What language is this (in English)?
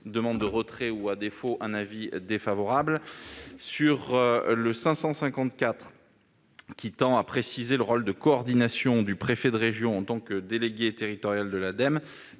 French